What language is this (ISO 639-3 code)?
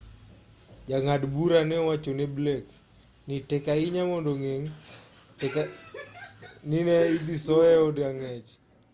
luo